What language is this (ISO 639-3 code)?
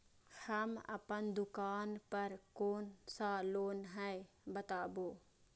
mai